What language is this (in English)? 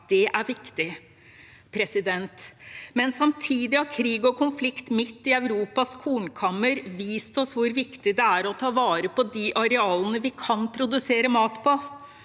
Norwegian